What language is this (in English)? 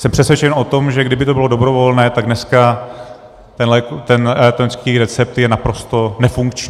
Czech